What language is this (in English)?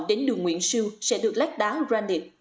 Vietnamese